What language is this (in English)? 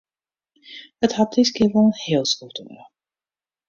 Western Frisian